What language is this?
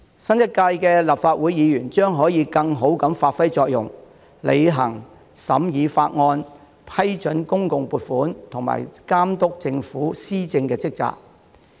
Cantonese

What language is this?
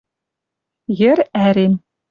Western Mari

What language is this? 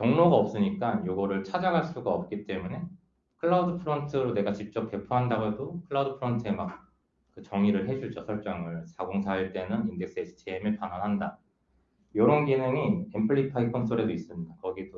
Korean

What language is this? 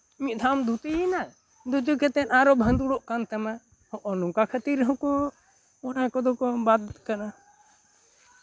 Santali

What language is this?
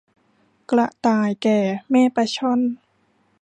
Thai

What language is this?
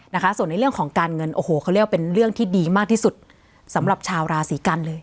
Thai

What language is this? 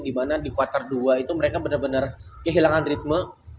Indonesian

